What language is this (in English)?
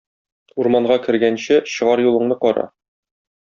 Tatar